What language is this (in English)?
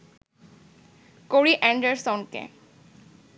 Bangla